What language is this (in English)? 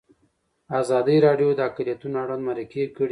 Pashto